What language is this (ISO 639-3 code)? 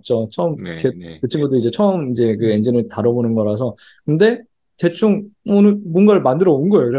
kor